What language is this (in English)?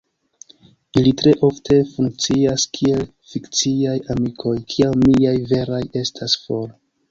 Esperanto